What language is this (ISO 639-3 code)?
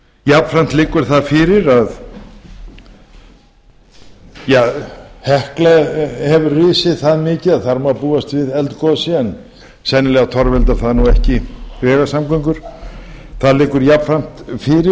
isl